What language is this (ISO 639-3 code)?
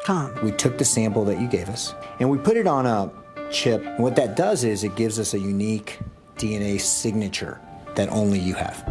eng